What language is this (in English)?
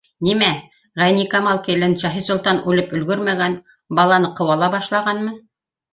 Bashkir